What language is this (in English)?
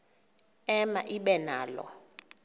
Xhosa